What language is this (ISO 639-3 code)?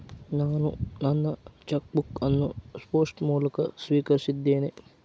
kan